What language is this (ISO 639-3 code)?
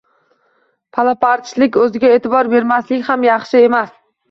uzb